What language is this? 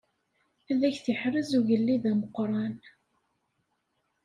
Kabyle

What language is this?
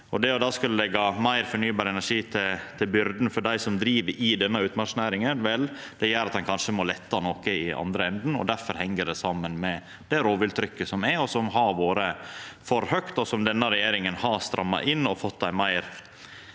Norwegian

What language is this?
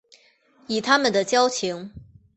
Chinese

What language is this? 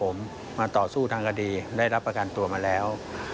Thai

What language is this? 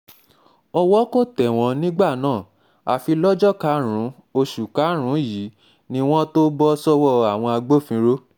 Yoruba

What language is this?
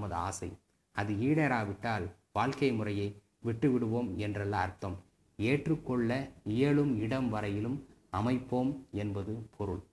Tamil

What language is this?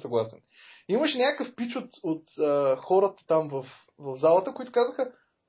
Bulgarian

